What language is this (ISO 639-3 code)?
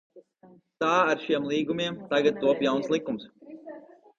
lav